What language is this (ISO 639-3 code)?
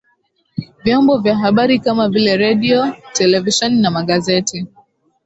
swa